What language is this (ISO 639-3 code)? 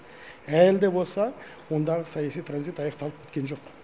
kaz